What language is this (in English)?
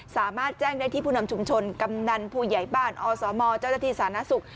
Thai